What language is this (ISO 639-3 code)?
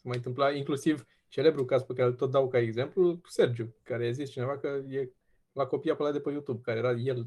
ron